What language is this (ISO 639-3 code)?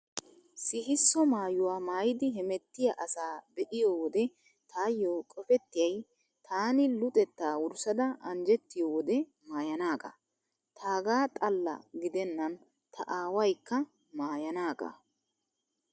wal